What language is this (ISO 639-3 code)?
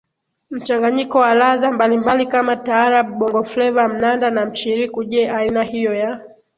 swa